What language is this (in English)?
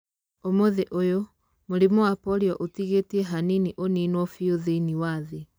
Kikuyu